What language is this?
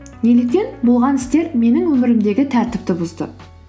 Kazakh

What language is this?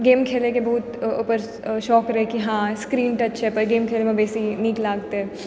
Maithili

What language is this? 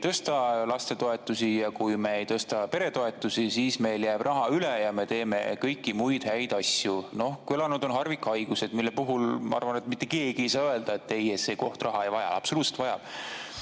Estonian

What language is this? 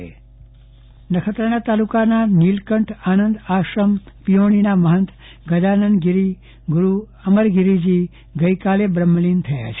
Gujarati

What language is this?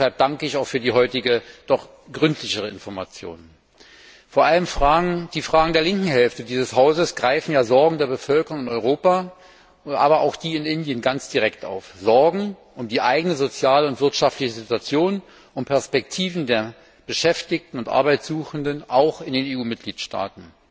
German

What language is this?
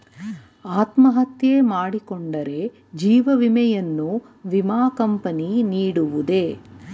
Kannada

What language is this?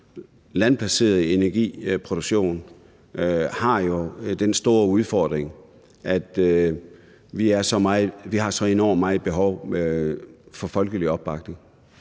Danish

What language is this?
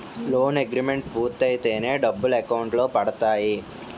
Telugu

